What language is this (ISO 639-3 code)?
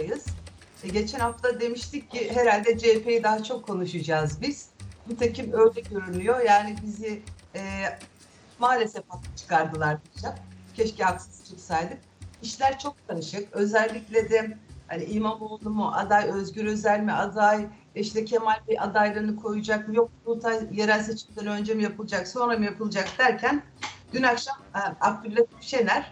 tur